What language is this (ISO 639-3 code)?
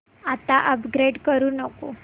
mar